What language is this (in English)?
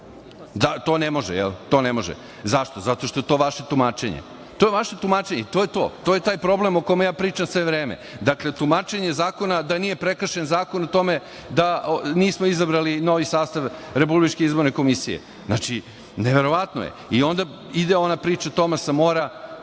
Serbian